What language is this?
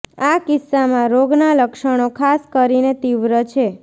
Gujarati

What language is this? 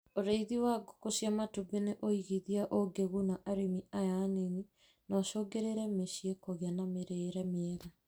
Kikuyu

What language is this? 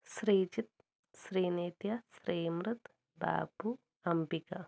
Malayalam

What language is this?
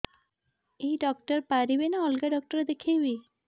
Odia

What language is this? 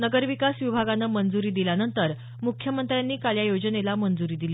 Marathi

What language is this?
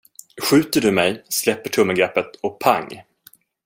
Swedish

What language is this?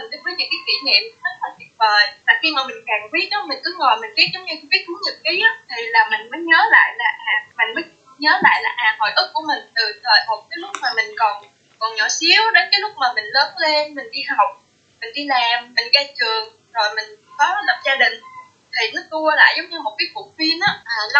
Vietnamese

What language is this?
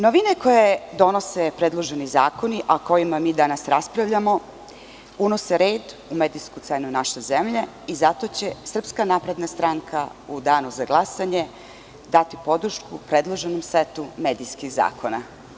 Serbian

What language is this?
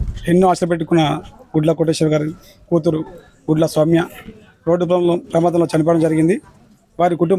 Telugu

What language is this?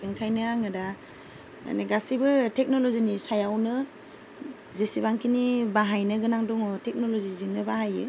Bodo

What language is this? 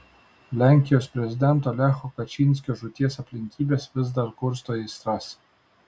Lithuanian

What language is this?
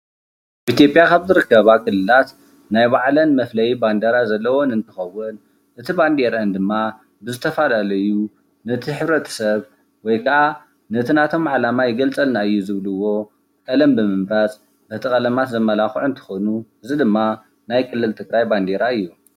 Tigrinya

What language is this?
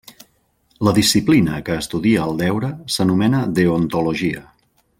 Catalan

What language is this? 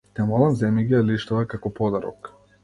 Macedonian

